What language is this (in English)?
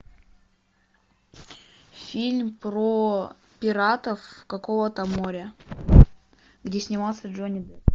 Russian